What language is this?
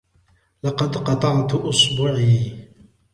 Arabic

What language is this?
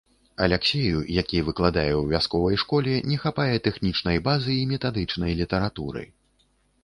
Belarusian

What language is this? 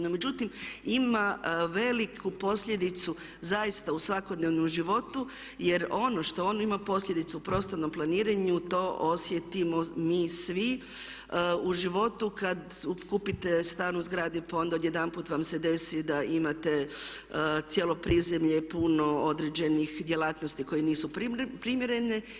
Croatian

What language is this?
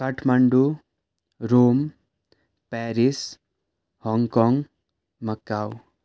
Nepali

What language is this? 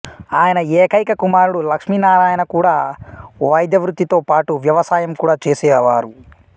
Telugu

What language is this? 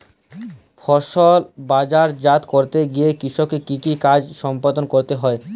Bangla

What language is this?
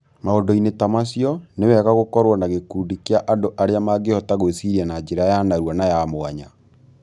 Kikuyu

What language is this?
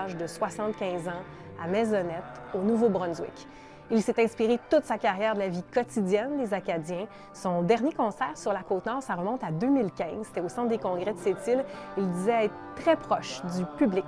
French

